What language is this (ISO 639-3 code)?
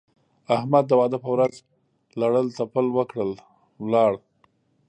pus